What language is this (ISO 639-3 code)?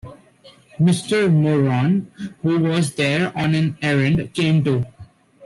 eng